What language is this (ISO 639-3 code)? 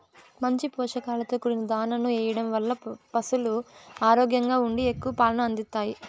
tel